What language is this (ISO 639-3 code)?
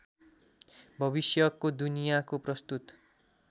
nep